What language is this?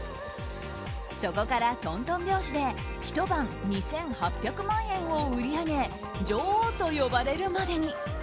Japanese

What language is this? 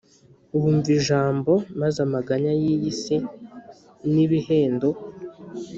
Kinyarwanda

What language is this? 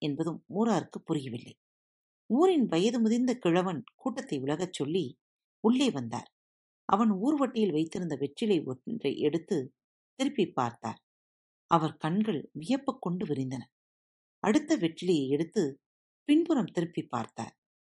Tamil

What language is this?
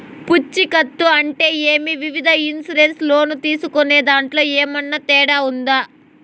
Telugu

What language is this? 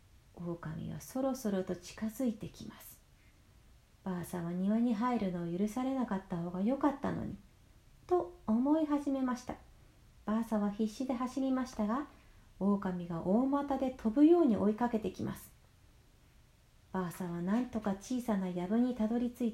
Japanese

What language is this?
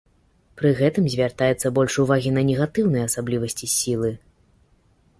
Belarusian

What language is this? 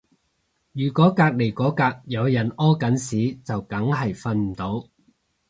Cantonese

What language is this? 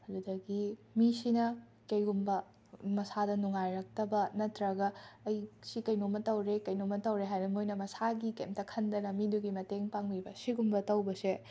Manipuri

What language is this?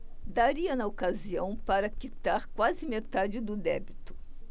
Portuguese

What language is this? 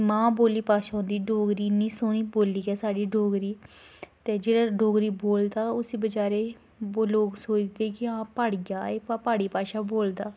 Dogri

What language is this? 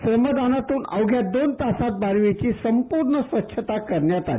Marathi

